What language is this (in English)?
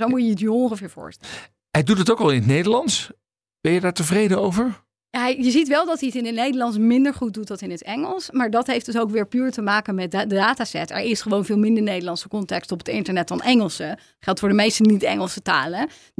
Dutch